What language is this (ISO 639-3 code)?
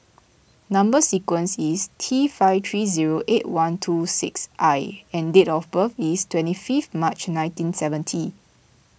eng